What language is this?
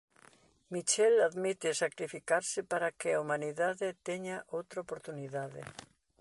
Galician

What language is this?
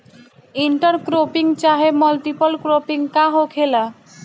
Bhojpuri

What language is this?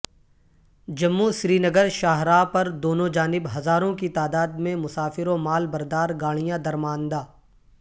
Urdu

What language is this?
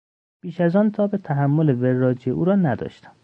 Persian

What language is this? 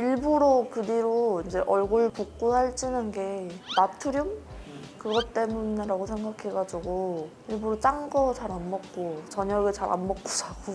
Korean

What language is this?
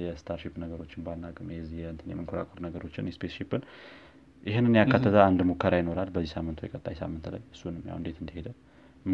Amharic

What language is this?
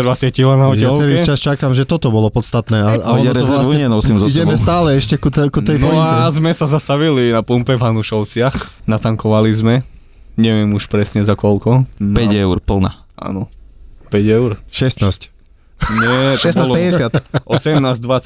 Slovak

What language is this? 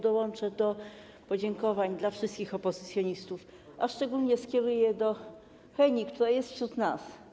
Polish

